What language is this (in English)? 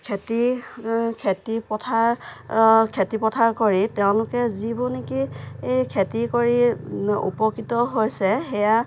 Assamese